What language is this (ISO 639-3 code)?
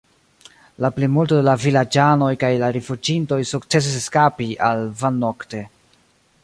epo